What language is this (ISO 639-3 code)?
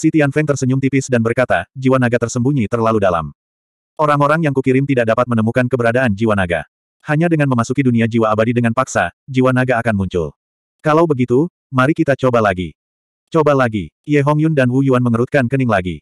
ind